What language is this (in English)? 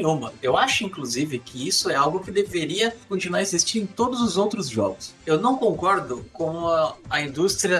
Portuguese